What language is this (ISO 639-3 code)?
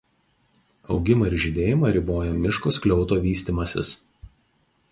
lit